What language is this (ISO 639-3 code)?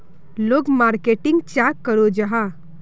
mag